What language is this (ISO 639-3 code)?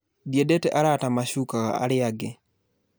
kik